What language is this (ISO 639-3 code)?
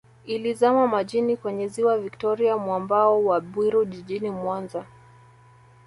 swa